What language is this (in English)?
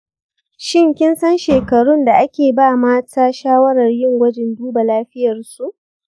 Hausa